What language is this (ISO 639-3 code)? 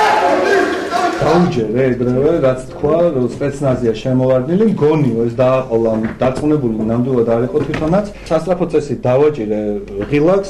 ron